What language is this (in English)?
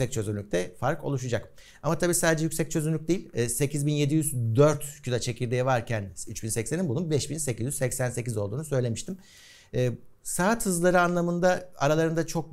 Turkish